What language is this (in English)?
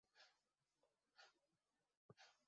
Western Mari